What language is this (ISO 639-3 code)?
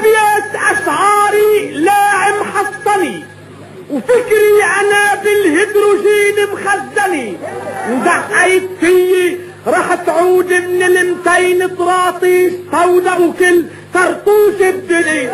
ara